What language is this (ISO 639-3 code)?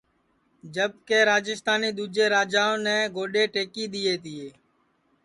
ssi